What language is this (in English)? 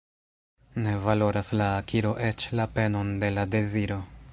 Esperanto